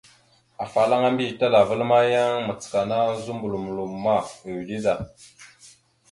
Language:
Mada (Cameroon)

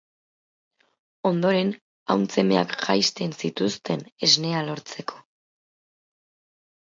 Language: Basque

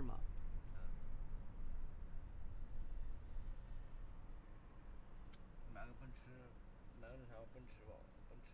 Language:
Chinese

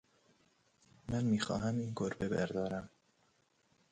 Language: Persian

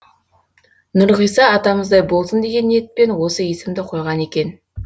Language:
Kazakh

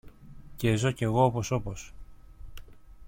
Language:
Greek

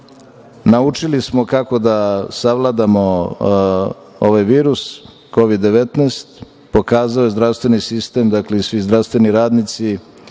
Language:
Serbian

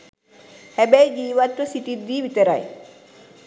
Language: Sinhala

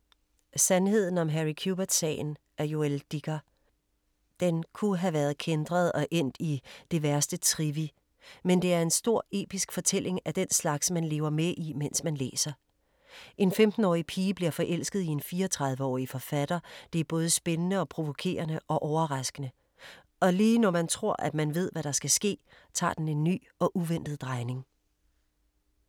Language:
Danish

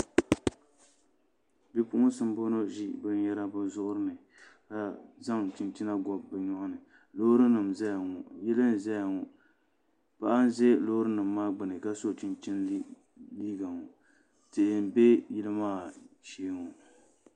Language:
Dagbani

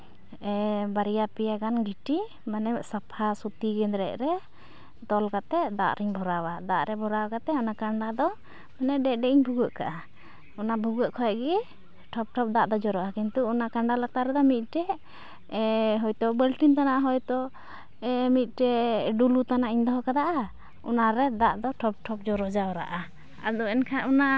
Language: Santali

